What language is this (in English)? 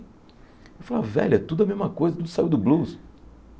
Portuguese